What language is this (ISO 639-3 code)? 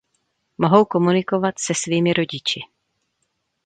ces